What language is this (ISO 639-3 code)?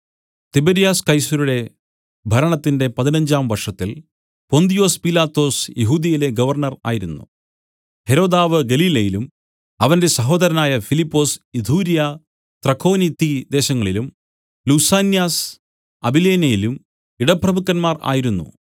mal